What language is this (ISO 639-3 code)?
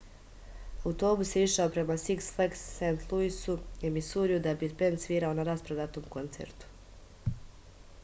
srp